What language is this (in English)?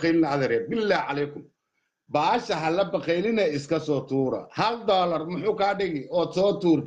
Arabic